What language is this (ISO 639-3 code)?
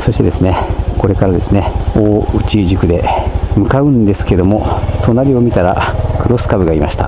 jpn